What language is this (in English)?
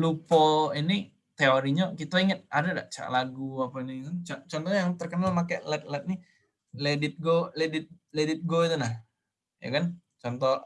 Indonesian